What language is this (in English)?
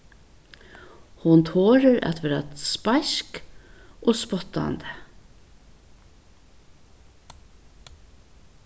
Faroese